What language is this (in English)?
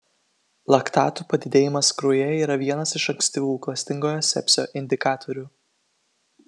Lithuanian